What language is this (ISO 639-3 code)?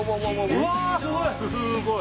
jpn